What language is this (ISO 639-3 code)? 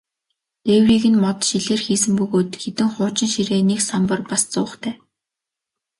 mon